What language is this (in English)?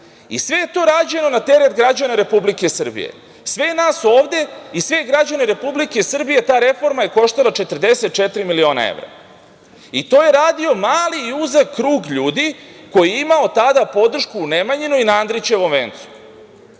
Serbian